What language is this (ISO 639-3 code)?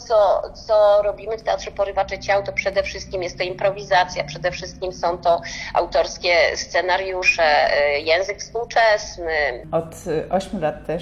pol